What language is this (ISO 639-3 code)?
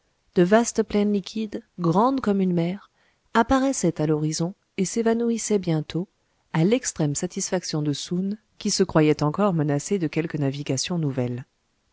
fra